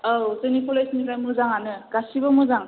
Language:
Bodo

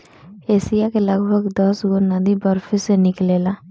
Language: Bhojpuri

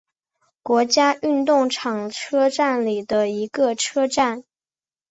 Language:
Chinese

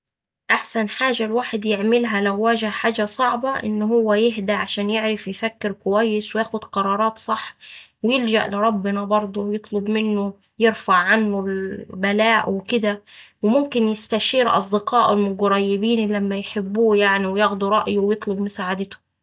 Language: Saidi Arabic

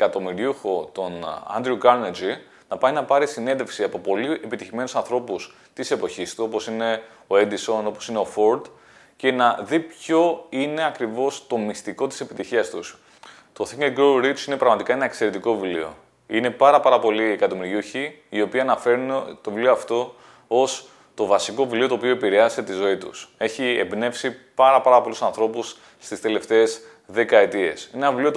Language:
Greek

